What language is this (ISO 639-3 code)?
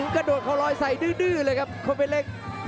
tha